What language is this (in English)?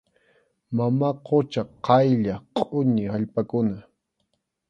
Arequipa-La Unión Quechua